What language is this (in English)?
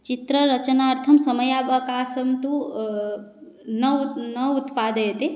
Sanskrit